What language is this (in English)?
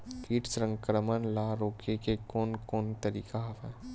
Chhattisgarhi